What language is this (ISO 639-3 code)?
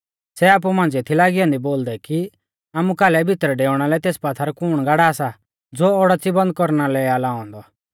bfz